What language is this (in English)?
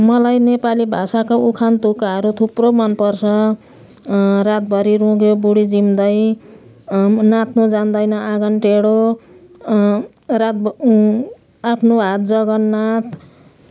Nepali